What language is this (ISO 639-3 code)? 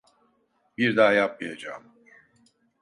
tur